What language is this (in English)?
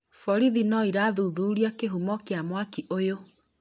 Kikuyu